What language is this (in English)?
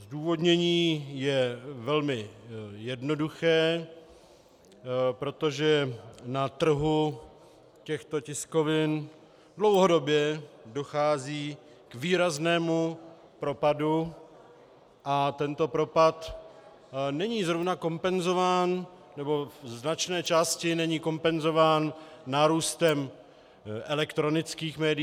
Czech